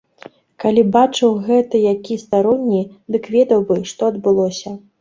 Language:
Belarusian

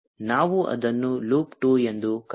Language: Kannada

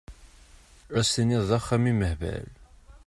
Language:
Kabyle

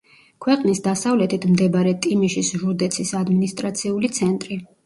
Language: Georgian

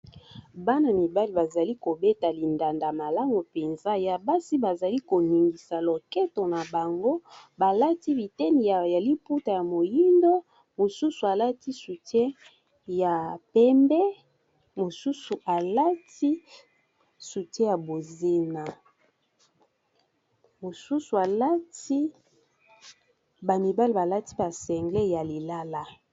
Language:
Lingala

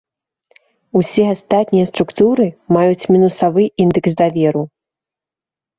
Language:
Belarusian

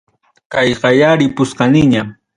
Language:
Ayacucho Quechua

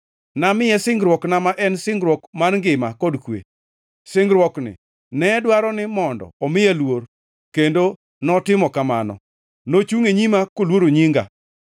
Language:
Luo (Kenya and Tanzania)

